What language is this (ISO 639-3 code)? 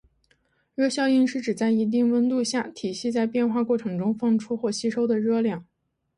zho